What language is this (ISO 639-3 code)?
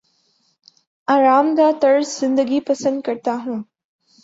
urd